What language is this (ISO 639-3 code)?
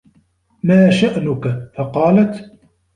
ara